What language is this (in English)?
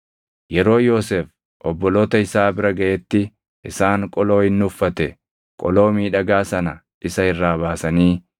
Oromo